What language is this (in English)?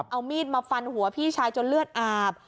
Thai